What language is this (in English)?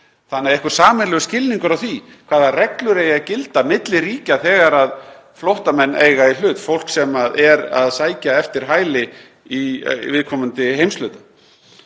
Icelandic